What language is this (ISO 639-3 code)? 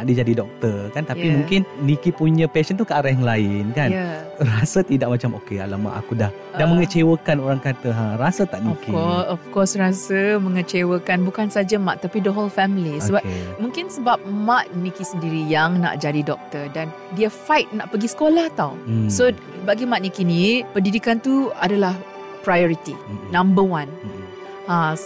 msa